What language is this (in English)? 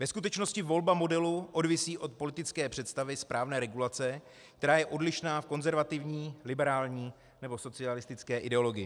Czech